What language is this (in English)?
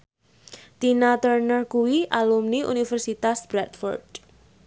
Javanese